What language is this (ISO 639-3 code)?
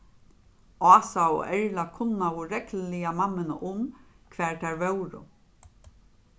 fao